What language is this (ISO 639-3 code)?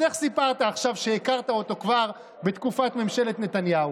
heb